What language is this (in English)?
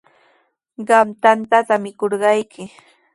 Sihuas Ancash Quechua